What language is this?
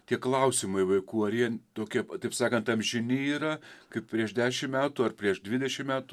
Lithuanian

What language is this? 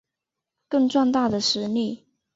Chinese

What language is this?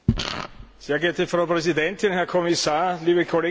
German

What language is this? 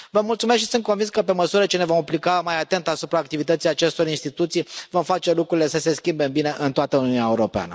Romanian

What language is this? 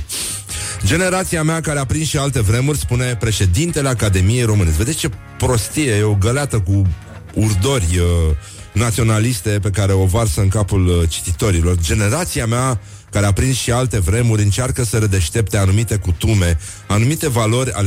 Romanian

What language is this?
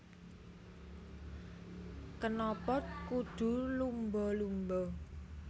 Javanese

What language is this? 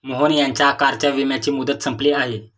Marathi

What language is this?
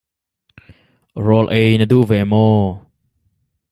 Hakha Chin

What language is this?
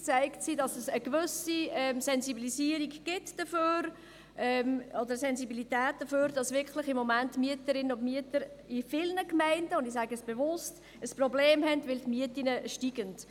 Swiss German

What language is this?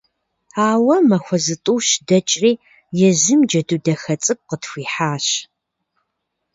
Kabardian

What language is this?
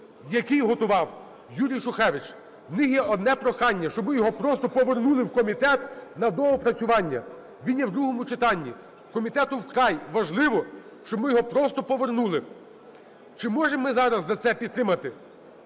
Ukrainian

